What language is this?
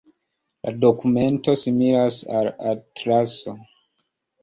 Esperanto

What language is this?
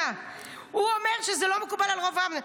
Hebrew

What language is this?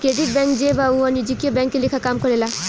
Bhojpuri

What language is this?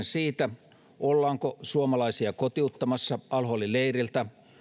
Finnish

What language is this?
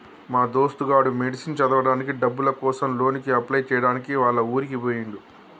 Telugu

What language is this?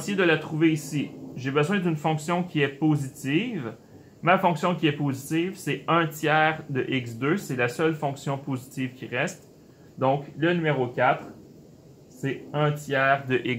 French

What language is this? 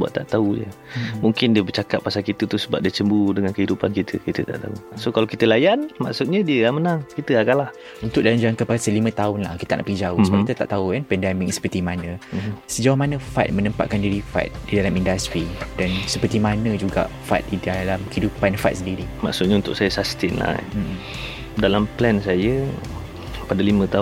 Malay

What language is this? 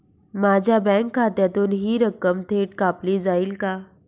Marathi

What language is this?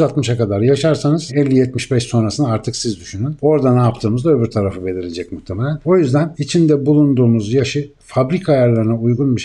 Turkish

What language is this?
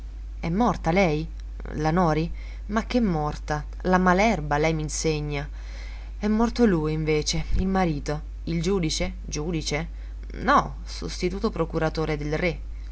Italian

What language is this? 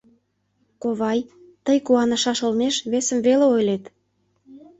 Mari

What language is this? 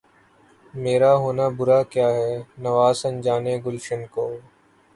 Urdu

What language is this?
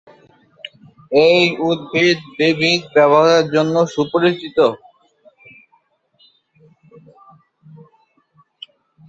Bangla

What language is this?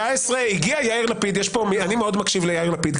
Hebrew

